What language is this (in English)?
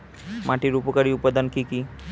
Bangla